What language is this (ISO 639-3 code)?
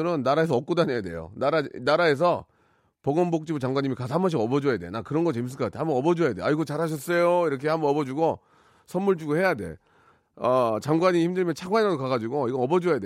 kor